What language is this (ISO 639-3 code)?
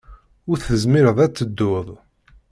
kab